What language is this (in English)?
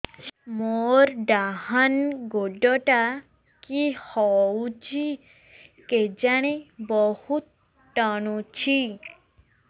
Odia